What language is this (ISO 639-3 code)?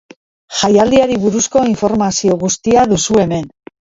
eus